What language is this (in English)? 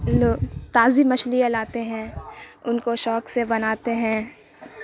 Urdu